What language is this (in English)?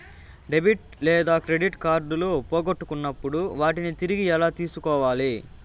Telugu